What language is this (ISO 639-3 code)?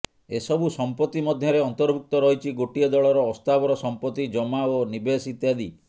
ori